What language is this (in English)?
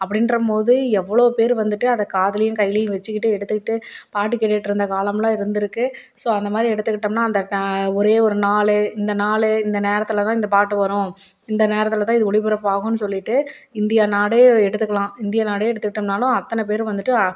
Tamil